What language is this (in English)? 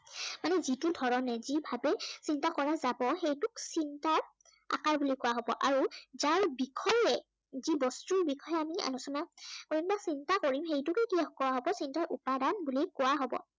Assamese